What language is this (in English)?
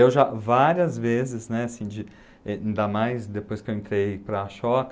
Portuguese